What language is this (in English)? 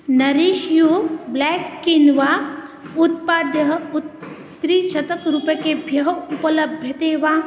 Sanskrit